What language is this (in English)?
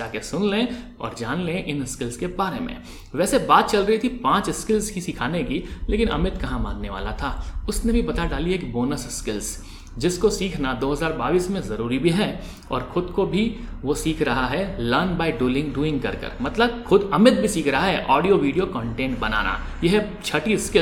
Hindi